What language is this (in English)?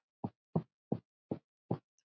Icelandic